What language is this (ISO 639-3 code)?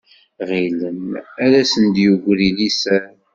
kab